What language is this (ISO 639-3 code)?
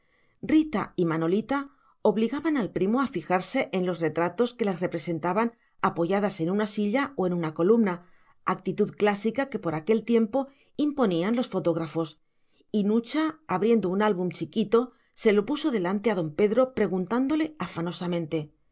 spa